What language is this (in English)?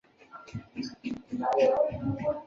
Chinese